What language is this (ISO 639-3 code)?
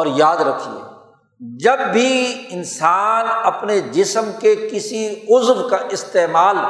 urd